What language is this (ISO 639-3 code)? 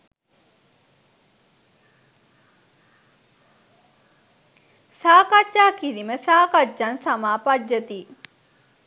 sin